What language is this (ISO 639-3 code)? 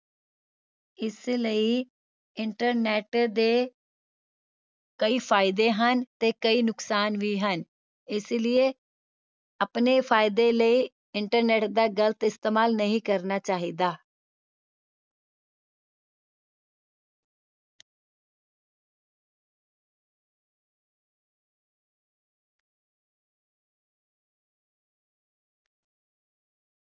pan